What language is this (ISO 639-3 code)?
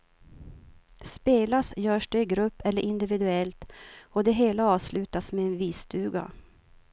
swe